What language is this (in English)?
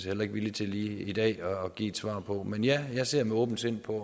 Danish